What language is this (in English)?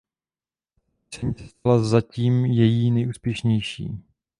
Czech